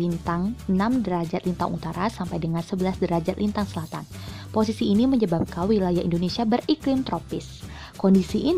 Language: Indonesian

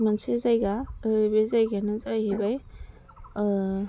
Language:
Bodo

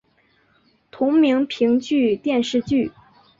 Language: Chinese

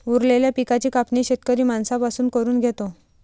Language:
Marathi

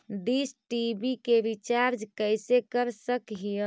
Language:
Magahi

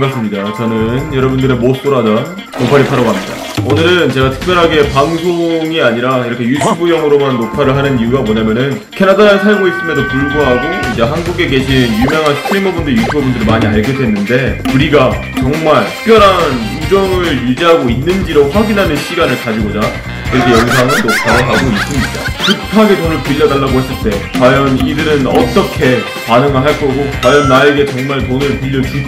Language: Korean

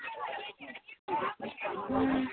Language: Dogri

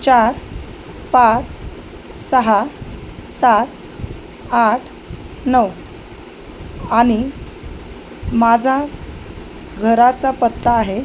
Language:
Marathi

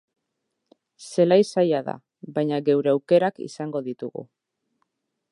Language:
Basque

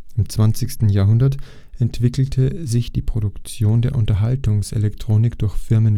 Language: German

